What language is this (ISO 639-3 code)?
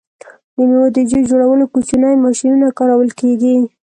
pus